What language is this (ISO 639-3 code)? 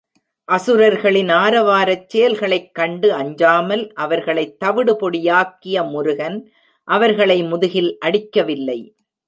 tam